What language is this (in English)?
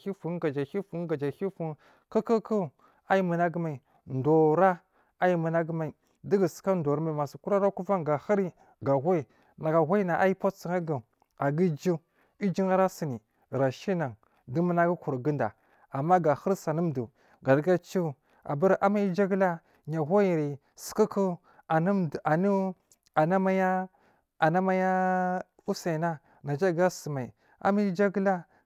Marghi South